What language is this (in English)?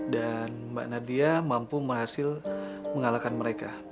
Indonesian